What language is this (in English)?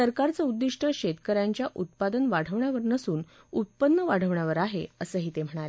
Marathi